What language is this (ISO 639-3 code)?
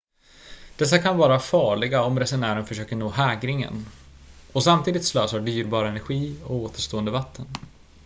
swe